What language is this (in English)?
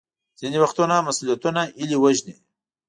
Pashto